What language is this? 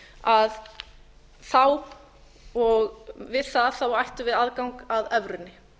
Icelandic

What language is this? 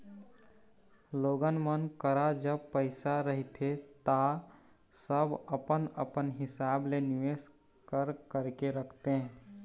Chhattisgarhi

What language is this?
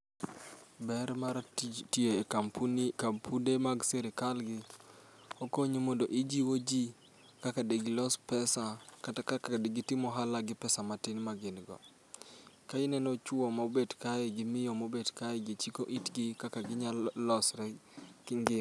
Luo (Kenya and Tanzania)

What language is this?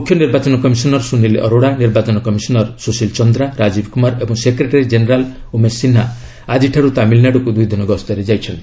Odia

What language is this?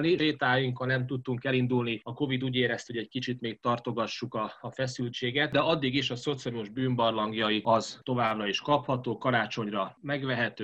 Hungarian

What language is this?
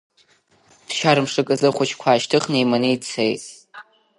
Abkhazian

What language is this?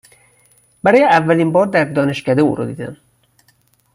Persian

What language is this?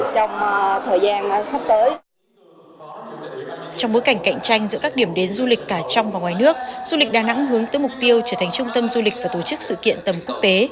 Vietnamese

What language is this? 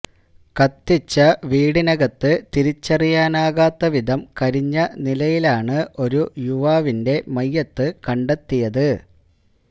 Malayalam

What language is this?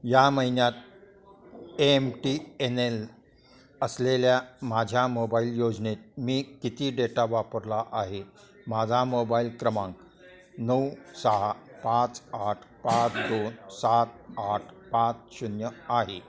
Marathi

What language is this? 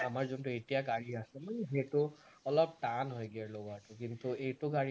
Assamese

